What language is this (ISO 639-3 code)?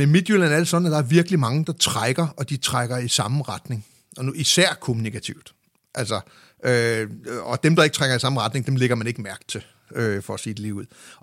dan